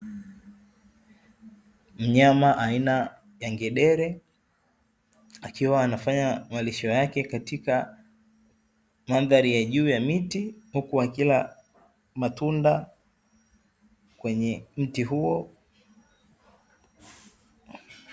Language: Swahili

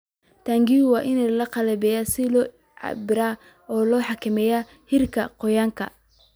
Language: Somali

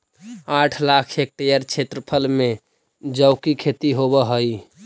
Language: Magahi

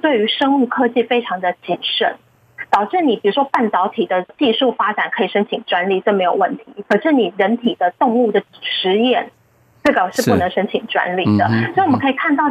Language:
Chinese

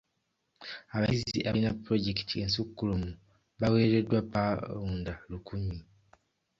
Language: Ganda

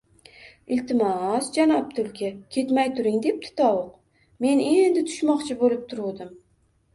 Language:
Uzbek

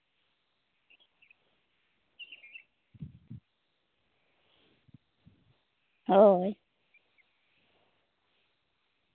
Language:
Santali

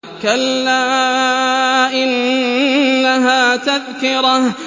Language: Arabic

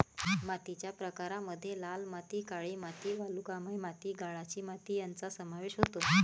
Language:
Marathi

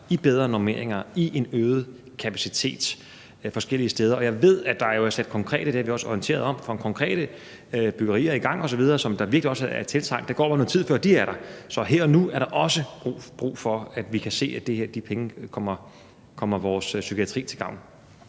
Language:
Danish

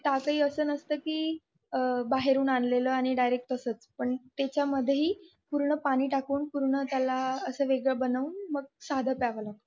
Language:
Marathi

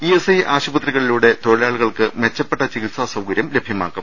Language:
Malayalam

